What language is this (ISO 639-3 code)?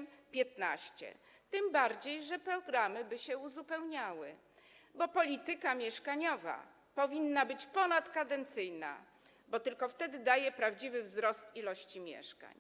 pol